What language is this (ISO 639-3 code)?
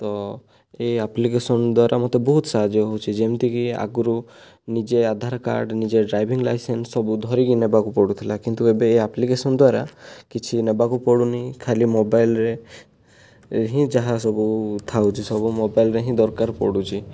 ori